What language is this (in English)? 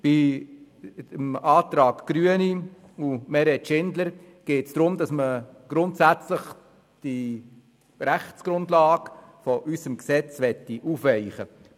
Swiss German